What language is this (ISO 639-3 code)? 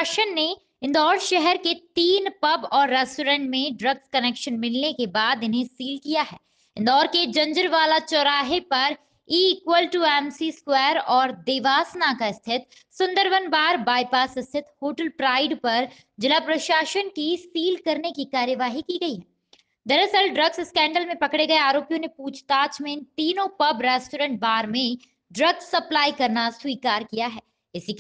hin